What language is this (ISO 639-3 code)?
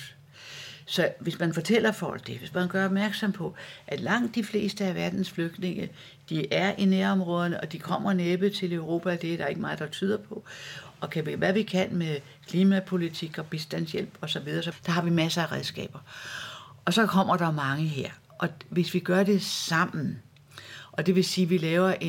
dan